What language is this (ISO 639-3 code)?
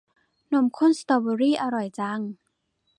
tha